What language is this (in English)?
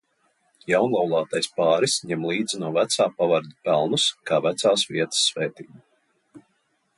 Latvian